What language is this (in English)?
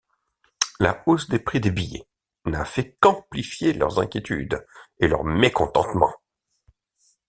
French